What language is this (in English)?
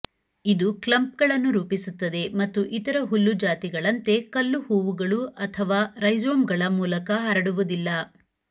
Kannada